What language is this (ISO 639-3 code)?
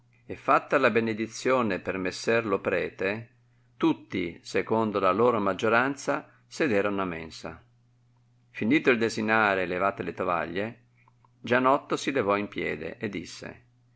ita